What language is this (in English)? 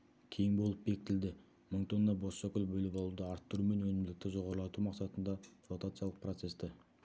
Kazakh